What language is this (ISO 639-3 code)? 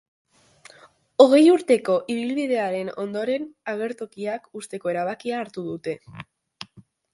eus